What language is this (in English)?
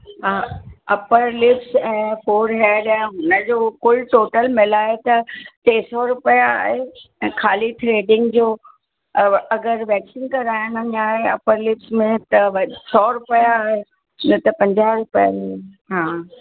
Sindhi